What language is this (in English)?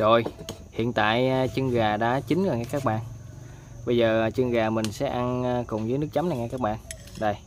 Vietnamese